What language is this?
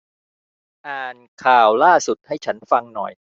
Thai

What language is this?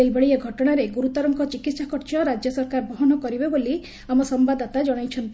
Odia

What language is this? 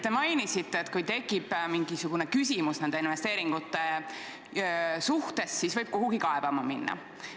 Estonian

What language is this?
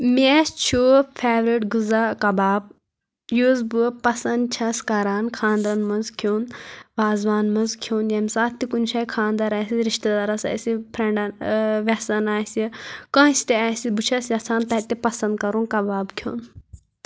Kashmiri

